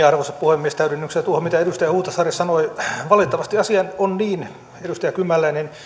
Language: Finnish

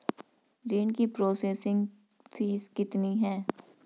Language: Hindi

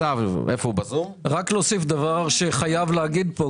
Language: Hebrew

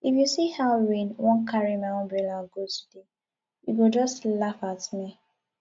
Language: Nigerian Pidgin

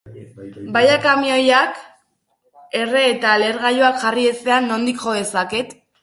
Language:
Basque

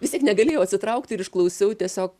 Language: Lithuanian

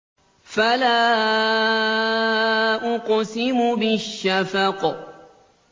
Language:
Arabic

